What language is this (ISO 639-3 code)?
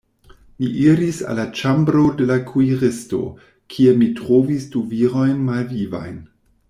epo